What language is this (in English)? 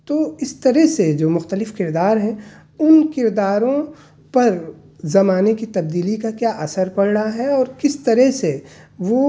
Urdu